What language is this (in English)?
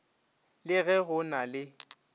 Northern Sotho